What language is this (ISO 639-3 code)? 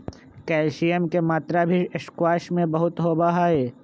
mag